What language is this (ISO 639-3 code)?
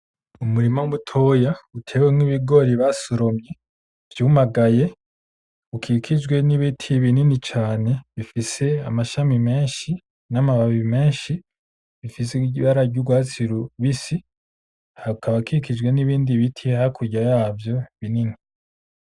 run